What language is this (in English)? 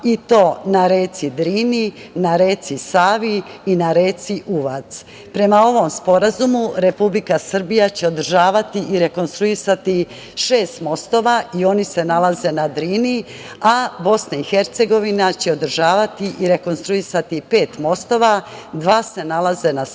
Serbian